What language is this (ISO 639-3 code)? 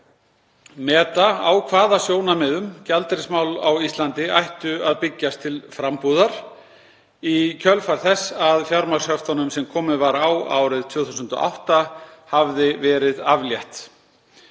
isl